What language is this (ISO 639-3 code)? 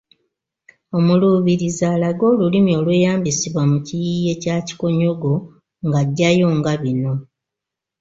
lug